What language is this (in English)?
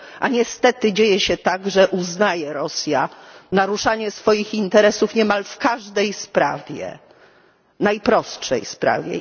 Polish